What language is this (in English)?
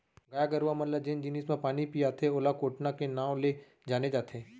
Chhattisgarhi